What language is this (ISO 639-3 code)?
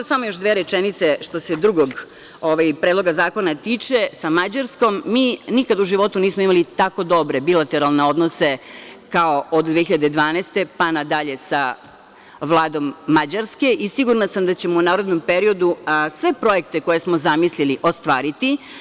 srp